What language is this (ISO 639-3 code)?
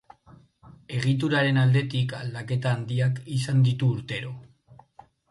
eus